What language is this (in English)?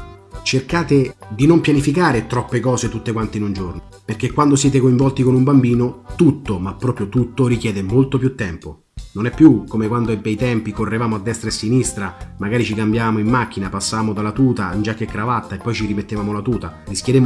Italian